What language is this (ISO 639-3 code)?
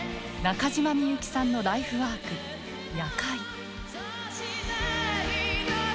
jpn